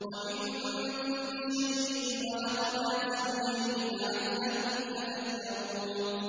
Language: Arabic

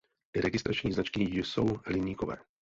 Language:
Czech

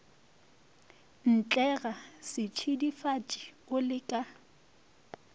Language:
Northern Sotho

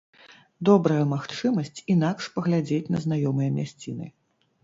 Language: Belarusian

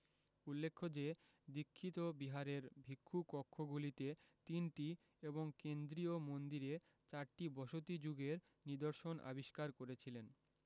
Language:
Bangla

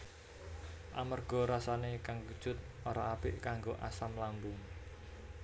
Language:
Javanese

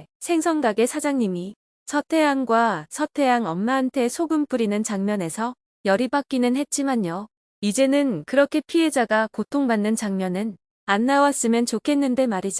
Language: Korean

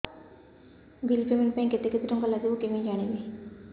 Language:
Odia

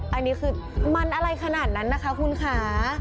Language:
Thai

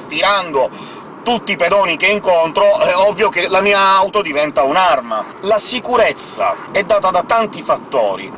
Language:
Italian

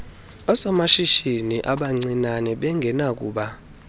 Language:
Xhosa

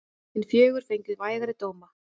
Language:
Icelandic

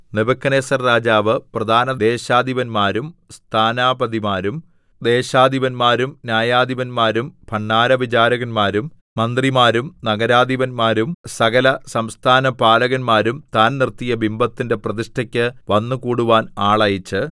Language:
Malayalam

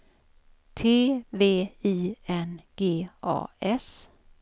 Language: Swedish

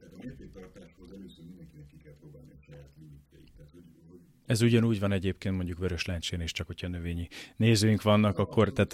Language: Hungarian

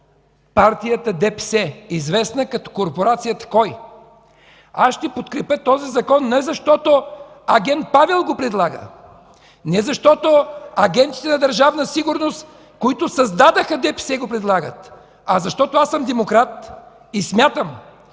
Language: Bulgarian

